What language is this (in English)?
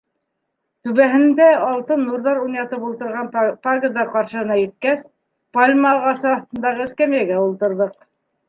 Bashkir